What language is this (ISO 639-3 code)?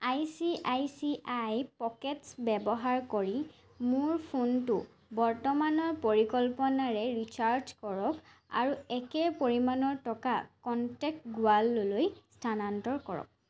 asm